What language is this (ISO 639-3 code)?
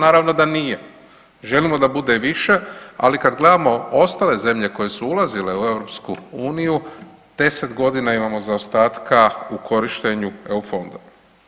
hrv